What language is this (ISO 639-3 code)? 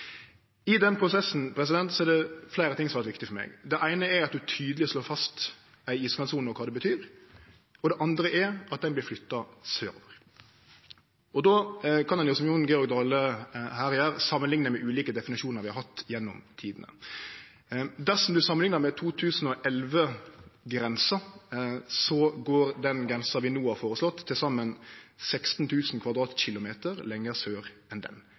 nno